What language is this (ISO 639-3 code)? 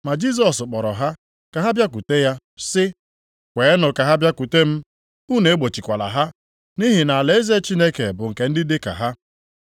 ibo